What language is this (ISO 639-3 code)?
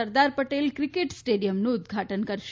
guj